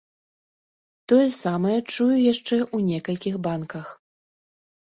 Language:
Belarusian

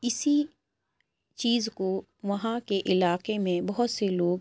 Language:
Urdu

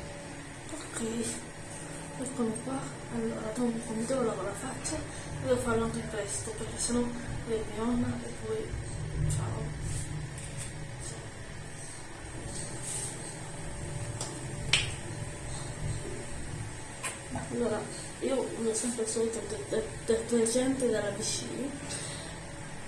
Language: Italian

